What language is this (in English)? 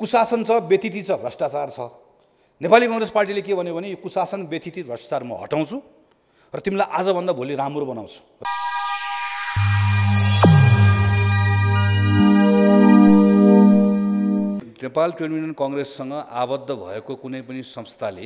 Hindi